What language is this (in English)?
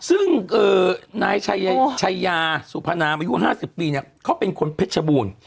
Thai